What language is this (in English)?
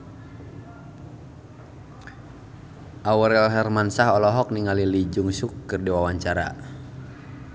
Sundanese